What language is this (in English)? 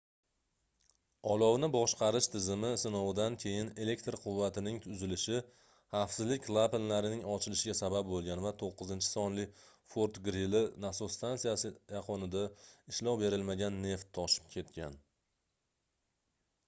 Uzbek